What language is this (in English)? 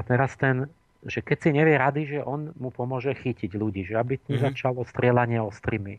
Slovak